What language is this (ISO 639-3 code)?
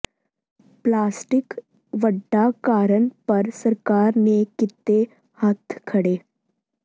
pan